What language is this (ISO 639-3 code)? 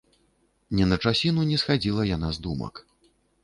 bel